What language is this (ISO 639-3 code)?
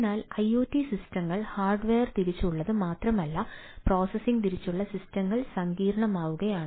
mal